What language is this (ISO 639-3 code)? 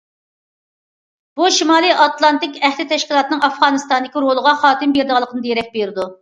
uig